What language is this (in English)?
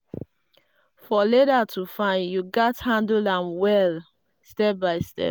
Nigerian Pidgin